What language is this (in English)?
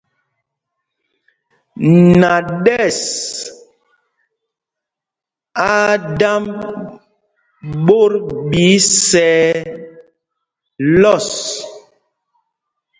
Mpumpong